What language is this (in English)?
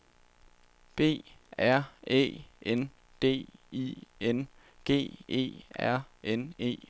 Danish